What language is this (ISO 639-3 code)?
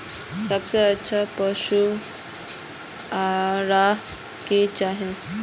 mag